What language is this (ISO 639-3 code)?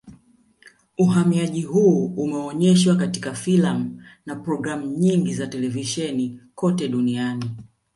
swa